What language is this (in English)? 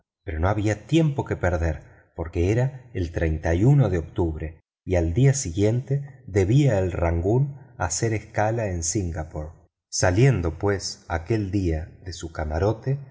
Spanish